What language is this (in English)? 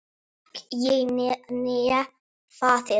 Icelandic